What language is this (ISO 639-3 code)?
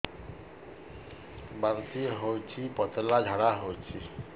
ori